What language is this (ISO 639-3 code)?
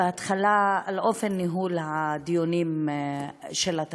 heb